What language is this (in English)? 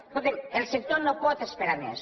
Catalan